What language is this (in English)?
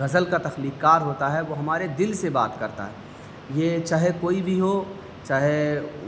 Urdu